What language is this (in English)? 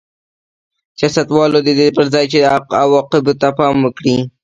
Pashto